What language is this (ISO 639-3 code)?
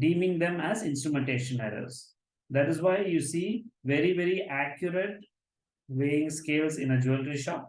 eng